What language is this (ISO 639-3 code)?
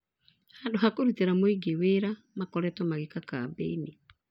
kik